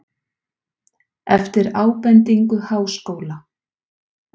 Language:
Icelandic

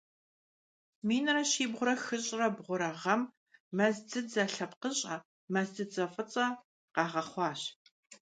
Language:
Kabardian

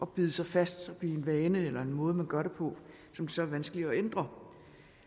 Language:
Danish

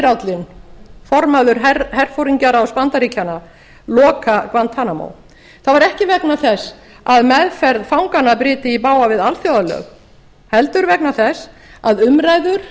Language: Icelandic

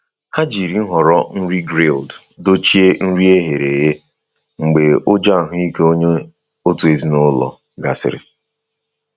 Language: Igbo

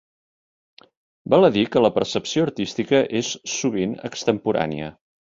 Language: Catalan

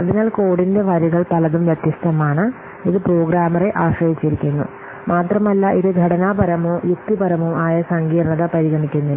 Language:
Malayalam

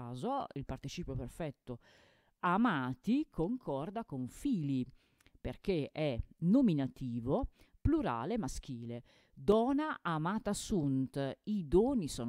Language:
Italian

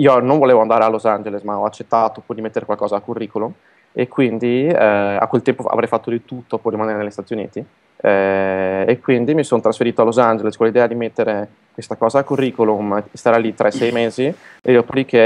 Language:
Italian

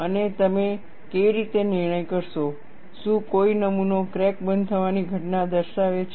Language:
Gujarati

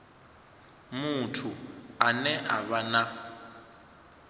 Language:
Venda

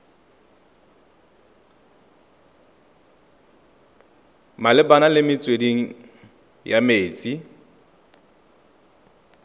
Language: Tswana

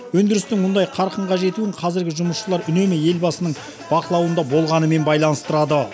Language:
Kazakh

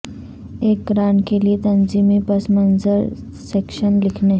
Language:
Urdu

